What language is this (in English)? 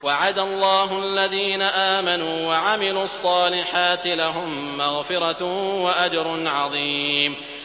Arabic